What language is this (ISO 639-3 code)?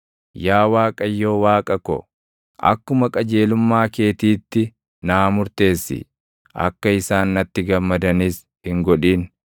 orm